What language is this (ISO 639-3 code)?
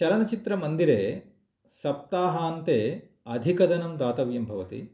san